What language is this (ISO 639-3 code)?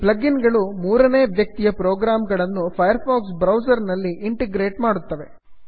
kan